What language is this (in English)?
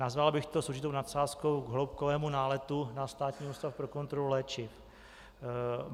Czech